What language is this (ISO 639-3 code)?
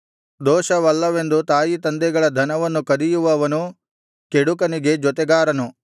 kan